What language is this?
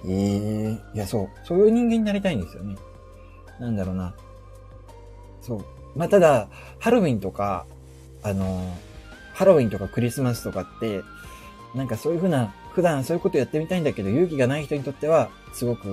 Japanese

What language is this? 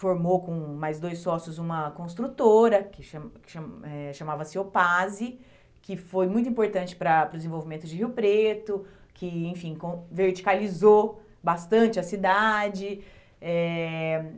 Portuguese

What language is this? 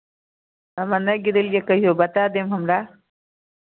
Maithili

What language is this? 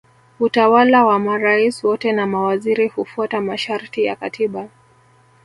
Swahili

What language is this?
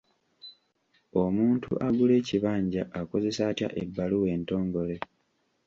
Ganda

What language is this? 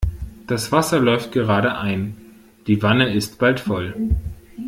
German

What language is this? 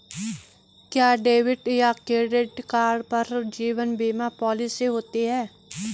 Hindi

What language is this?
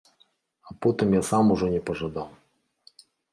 Belarusian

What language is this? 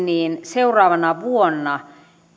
Finnish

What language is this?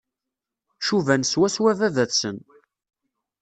Kabyle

